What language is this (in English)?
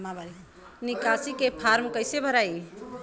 Bhojpuri